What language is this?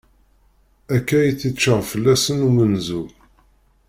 Kabyle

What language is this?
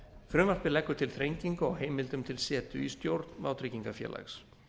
Icelandic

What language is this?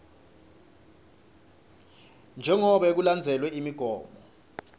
Swati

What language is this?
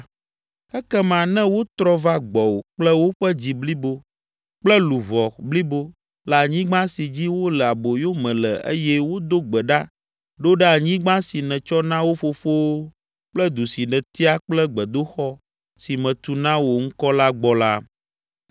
Ewe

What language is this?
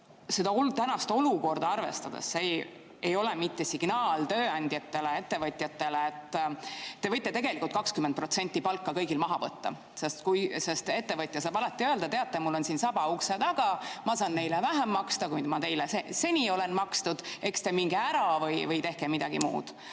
Estonian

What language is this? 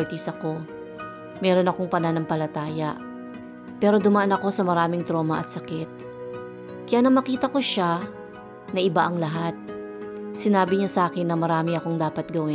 Filipino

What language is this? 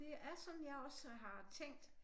Danish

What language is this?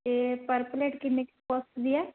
Punjabi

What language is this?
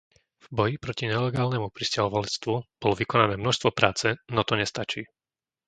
Slovak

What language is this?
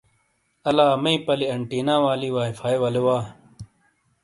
Shina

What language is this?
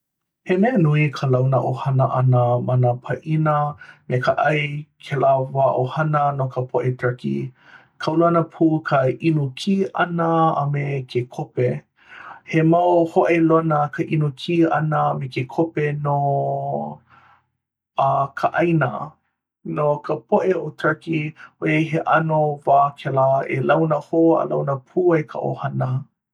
Hawaiian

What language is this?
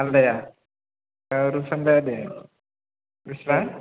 Bodo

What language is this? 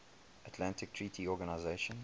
English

